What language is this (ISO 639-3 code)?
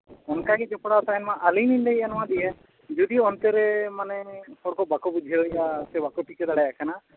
sat